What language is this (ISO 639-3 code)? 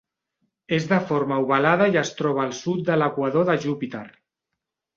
cat